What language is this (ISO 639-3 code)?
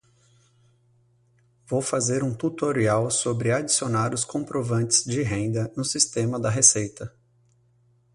por